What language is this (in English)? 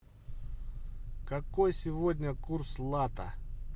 Russian